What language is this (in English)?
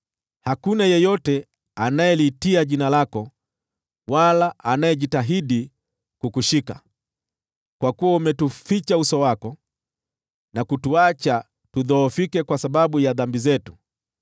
Swahili